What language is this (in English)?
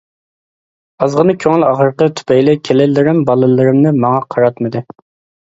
Uyghur